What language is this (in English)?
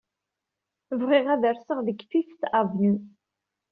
Kabyle